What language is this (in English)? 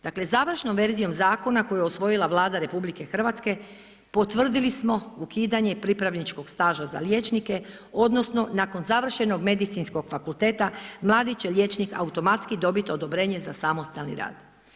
Croatian